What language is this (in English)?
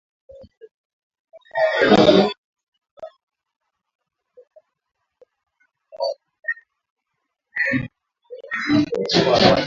Swahili